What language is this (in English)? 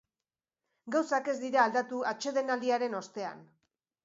Basque